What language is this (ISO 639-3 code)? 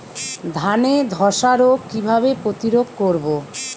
ben